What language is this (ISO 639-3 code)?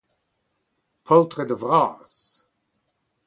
bre